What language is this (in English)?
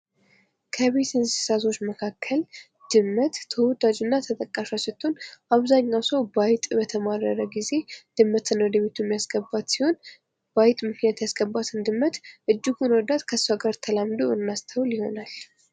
Amharic